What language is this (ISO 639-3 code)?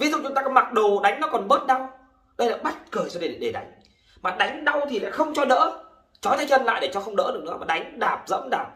vie